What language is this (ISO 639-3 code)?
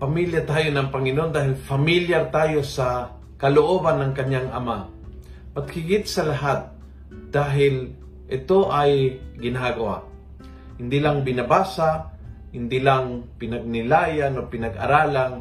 fil